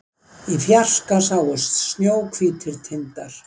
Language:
Icelandic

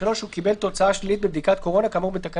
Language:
Hebrew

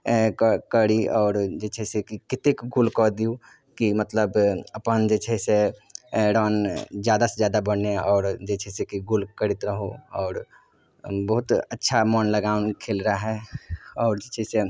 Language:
Maithili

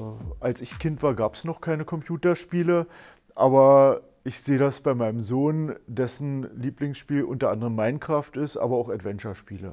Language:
German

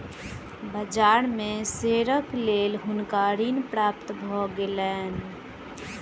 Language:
Maithili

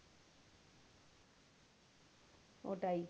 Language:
Bangla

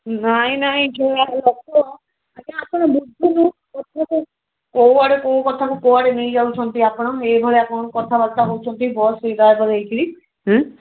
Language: Odia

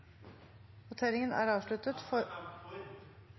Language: Norwegian Bokmål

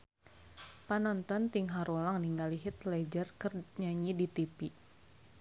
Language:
Sundanese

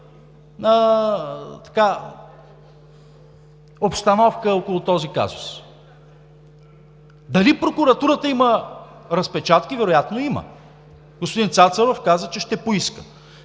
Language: Bulgarian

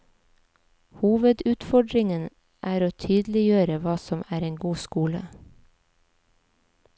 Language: Norwegian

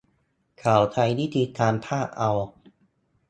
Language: Thai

